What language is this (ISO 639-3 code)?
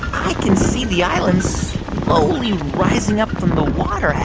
eng